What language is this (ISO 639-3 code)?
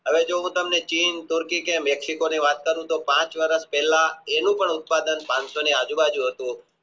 guj